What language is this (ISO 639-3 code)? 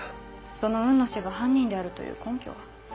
jpn